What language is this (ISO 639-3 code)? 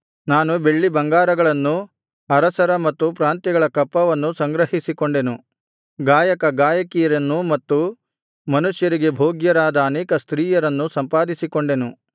kan